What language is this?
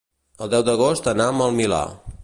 Catalan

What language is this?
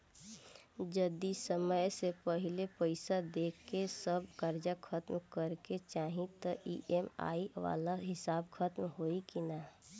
Bhojpuri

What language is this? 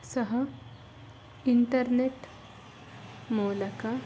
Kannada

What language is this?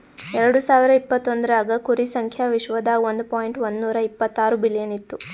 Kannada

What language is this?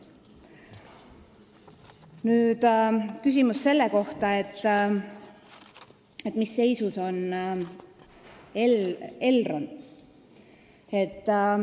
Estonian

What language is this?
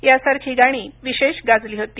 Marathi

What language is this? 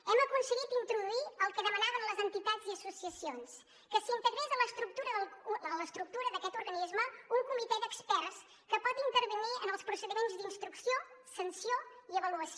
Catalan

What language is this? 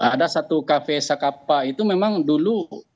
Indonesian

